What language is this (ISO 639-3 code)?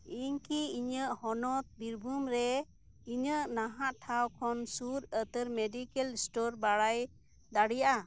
sat